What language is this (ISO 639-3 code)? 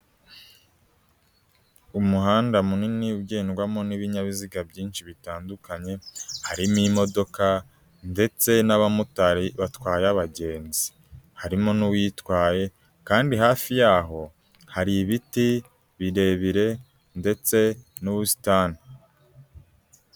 kin